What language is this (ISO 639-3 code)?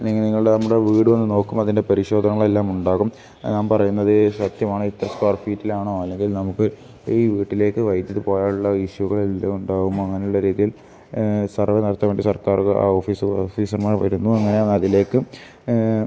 mal